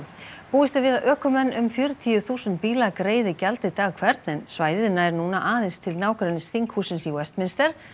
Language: Icelandic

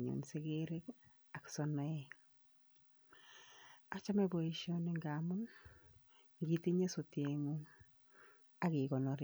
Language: Kalenjin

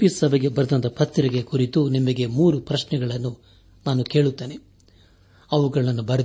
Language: Kannada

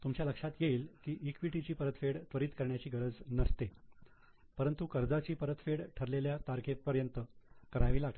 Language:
Marathi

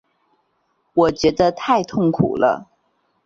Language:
Chinese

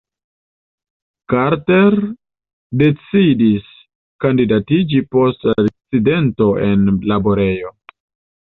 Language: Esperanto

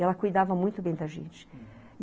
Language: Portuguese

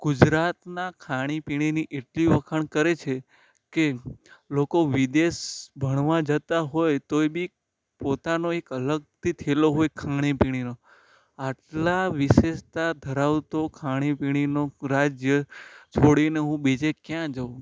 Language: Gujarati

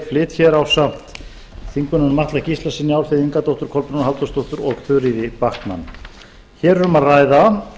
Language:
Icelandic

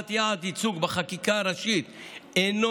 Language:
Hebrew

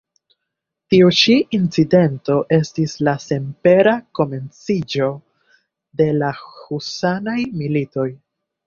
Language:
Esperanto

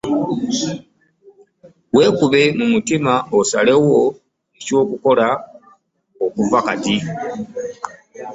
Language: Ganda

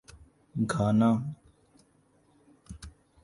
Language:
Urdu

